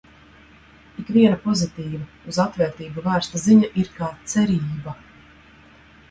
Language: Latvian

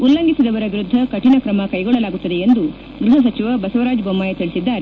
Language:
Kannada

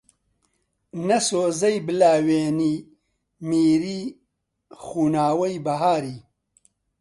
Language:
Central Kurdish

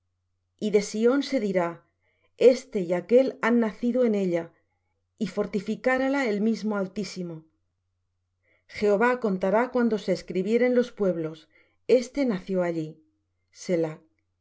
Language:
Spanish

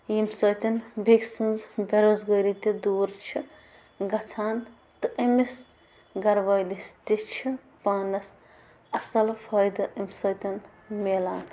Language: Kashmiri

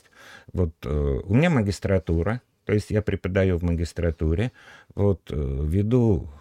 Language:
Russian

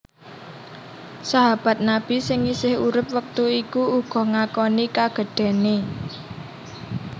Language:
Javanese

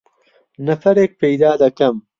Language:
Central Kurdish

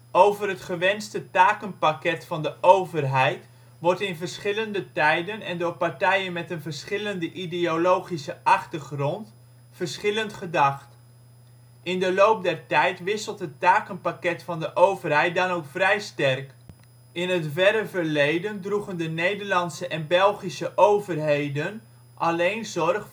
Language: Dutch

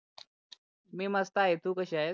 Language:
Marathi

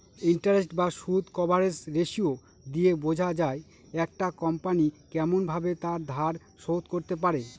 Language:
Bangla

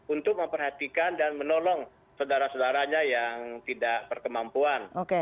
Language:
Indonesian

